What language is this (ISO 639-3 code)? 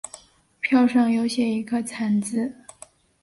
zho